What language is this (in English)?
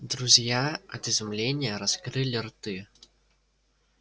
Russian